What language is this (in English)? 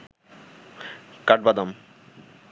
Bangla